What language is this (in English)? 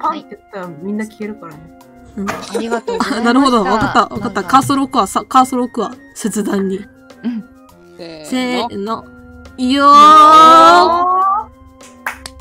Japanese